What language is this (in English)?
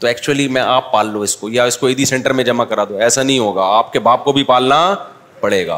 Urdu